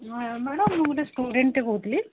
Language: Odia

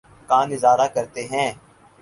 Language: Urdu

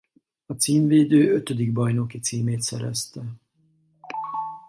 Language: Hungarian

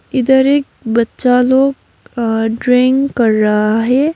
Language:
Hindi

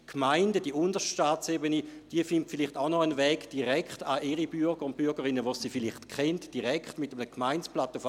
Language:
Swiss German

